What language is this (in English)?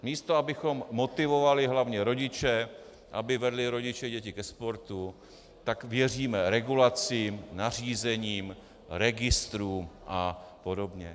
Czech